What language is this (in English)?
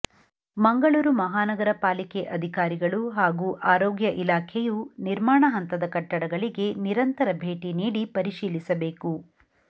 Kannada